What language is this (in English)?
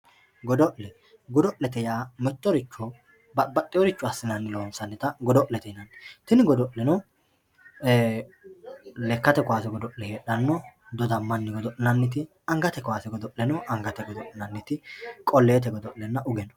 Sidamo